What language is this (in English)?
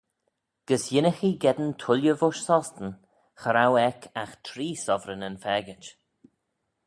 Manx